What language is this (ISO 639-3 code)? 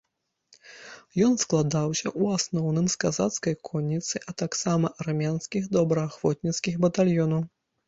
bel